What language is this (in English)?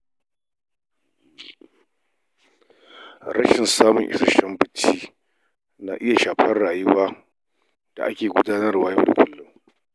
Hausa